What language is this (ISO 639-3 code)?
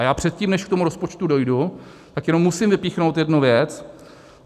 ces